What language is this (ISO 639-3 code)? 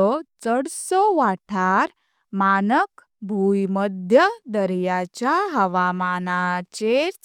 kok